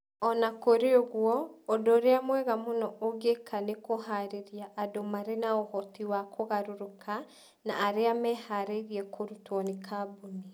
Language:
Kikuyu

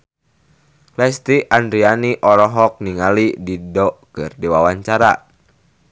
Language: Sundanese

